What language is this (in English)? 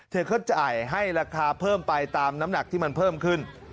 Thai